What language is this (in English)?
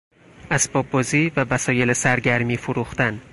Persian